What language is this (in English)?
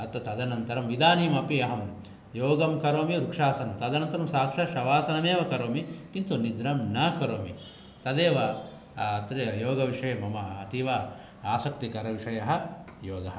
Sanskrit